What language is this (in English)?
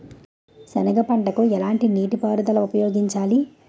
Telugu